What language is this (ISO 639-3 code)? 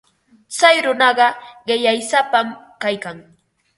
qva